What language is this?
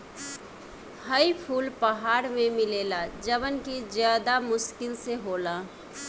Bhojpuri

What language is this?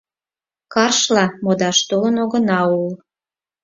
Mari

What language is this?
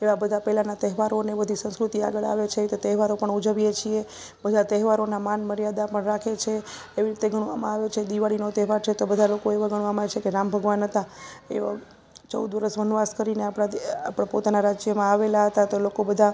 Gujarati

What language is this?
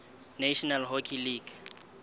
Southern Sotho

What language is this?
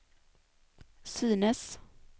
Swedish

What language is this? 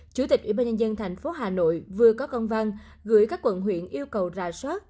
Vietnamese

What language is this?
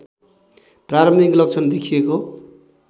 Nepali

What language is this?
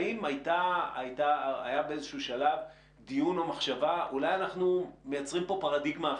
Hebrew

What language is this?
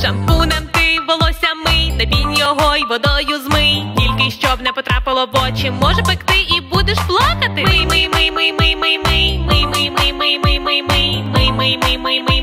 Ukrainian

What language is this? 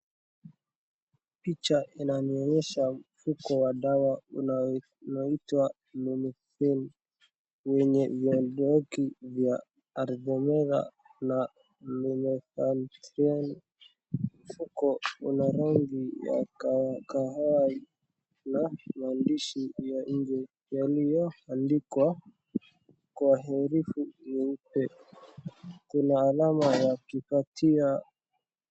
Swahili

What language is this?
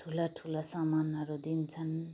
Nepali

